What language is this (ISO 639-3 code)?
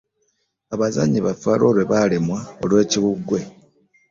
lug